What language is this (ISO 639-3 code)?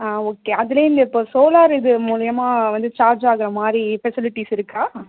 tam